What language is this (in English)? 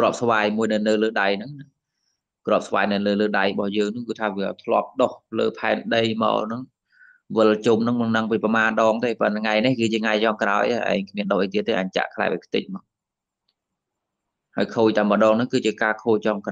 Vietnamese